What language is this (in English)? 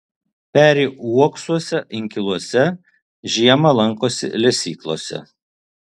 Lithuanian